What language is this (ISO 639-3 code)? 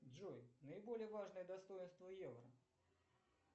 rus